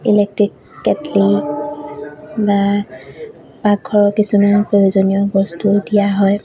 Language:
Assamese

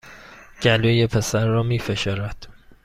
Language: Persian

